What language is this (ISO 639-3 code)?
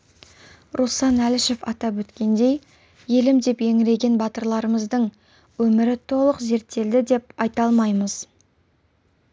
kaz